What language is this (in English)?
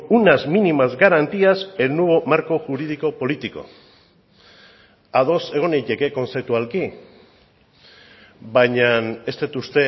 Basque